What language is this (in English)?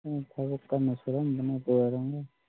Manipuri